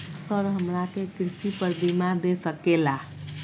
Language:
Magahi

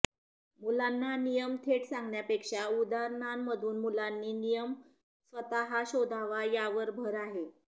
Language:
Marathi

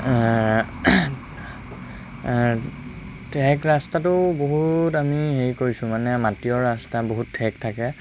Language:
Assamese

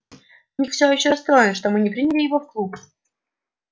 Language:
Russian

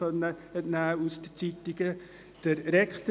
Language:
Swiss German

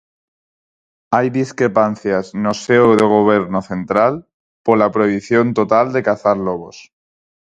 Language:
Galician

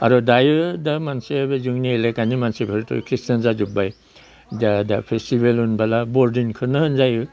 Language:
Bodo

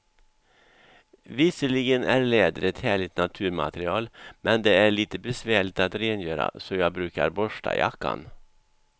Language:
Swedish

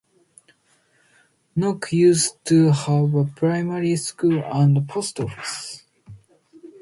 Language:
English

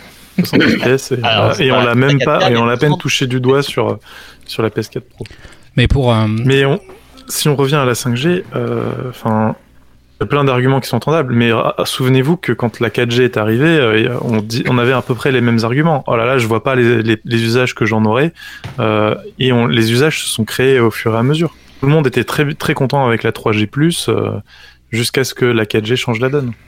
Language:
French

